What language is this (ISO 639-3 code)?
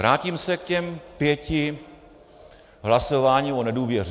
ces